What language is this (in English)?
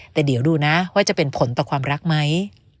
Thai